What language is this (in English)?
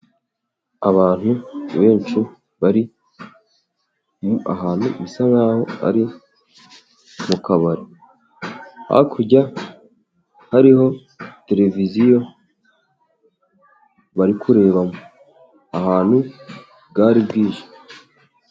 Kinyarwanda